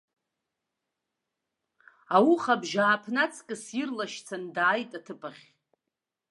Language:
Abkhazian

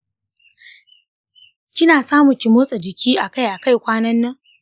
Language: Hausa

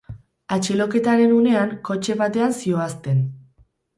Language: Basque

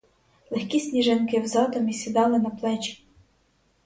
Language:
Ukrainian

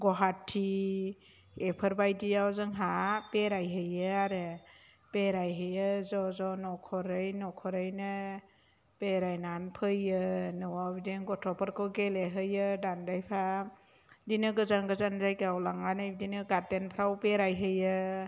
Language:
Bodo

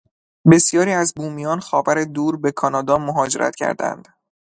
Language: Persian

